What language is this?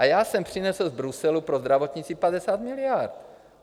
Czech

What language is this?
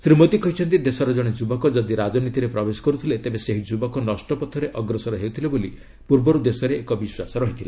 Odia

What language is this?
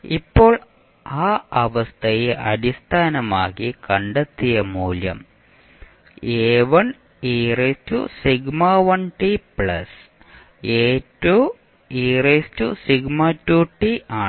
Malayalam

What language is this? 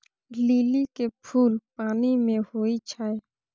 Maithili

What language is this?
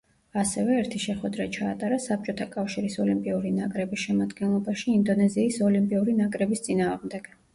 Georgian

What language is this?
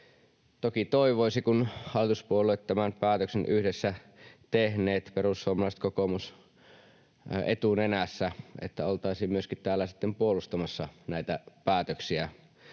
Finnish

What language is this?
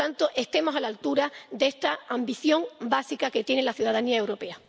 Spanish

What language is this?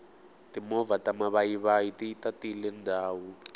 Tsonga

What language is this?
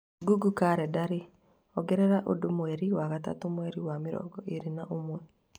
Kikuyu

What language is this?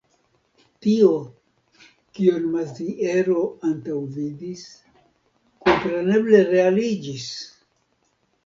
Esperanto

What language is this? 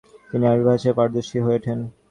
Bangla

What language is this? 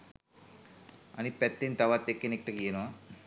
Sinhala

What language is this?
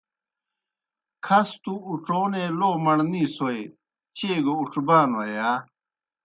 Kohistani Shina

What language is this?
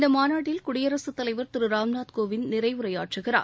Tamil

